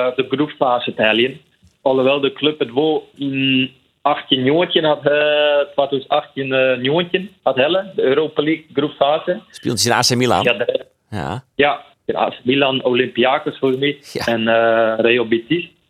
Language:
Dutch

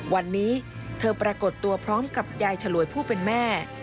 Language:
Thai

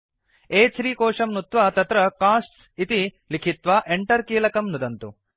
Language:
Sanskrit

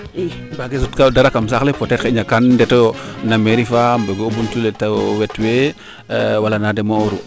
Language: Serer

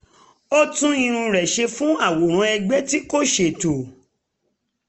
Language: Yoruba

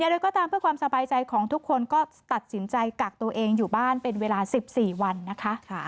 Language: Thai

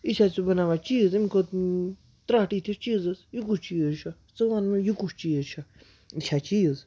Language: Kashmiri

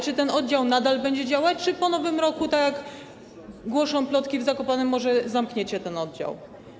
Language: Polish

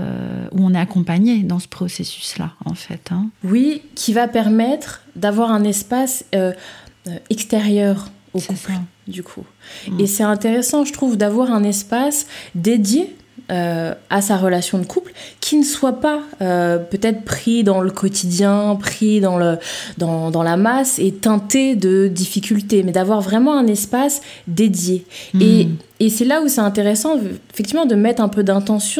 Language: French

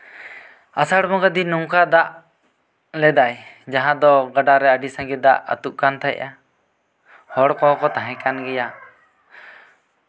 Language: Santali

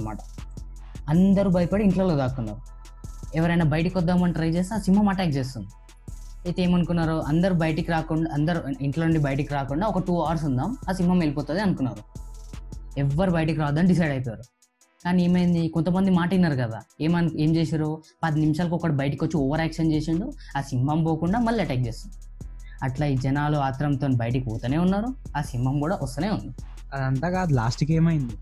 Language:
Telugu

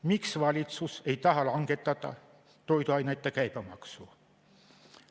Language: Estonian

